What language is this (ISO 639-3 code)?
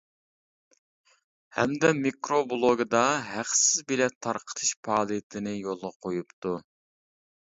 uig